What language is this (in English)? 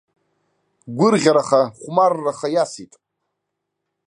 Abkhazian